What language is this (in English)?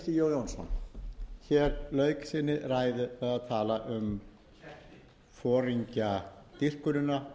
Icelandic